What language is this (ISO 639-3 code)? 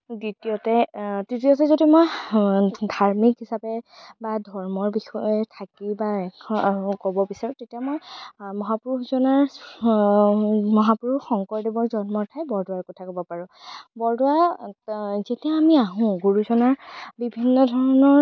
asm